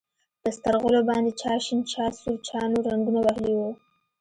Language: Pashto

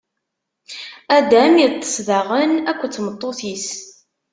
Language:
Kabyle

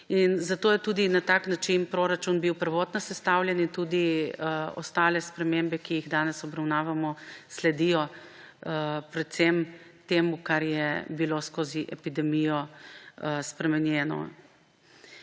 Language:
Slovenian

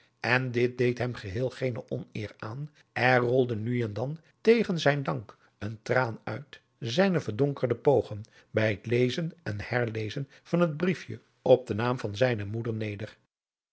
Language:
Dutch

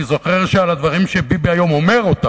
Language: Hebrew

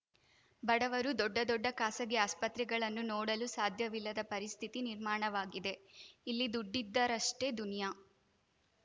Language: Kannada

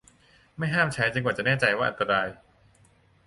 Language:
Thai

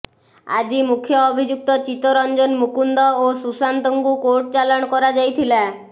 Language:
Odia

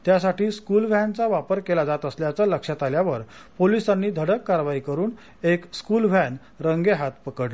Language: Marathi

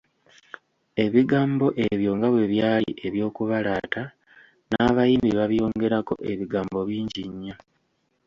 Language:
Ganda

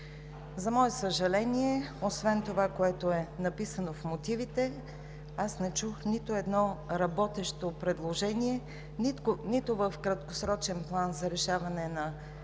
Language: Bulgarian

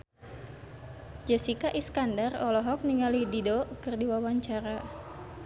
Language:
Sundanese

